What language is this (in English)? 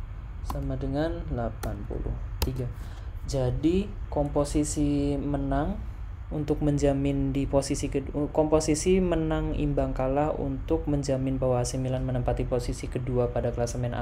Indonesian